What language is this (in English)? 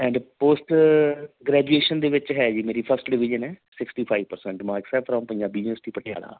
Punjabi